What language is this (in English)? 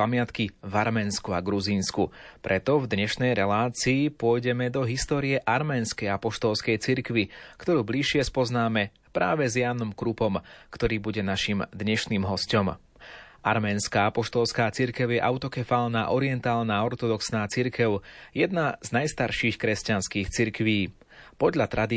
Slovak